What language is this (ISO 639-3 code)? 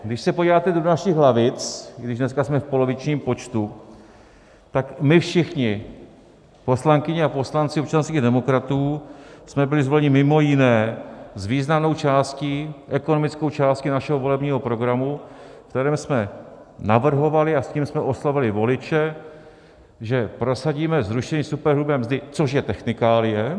ces